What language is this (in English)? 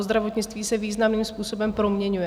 Czech